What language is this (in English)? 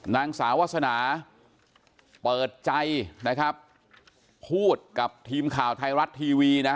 Thai